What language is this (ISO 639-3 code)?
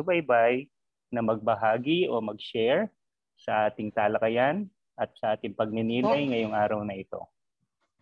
fil